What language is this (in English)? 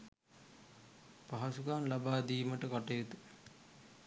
Sinhala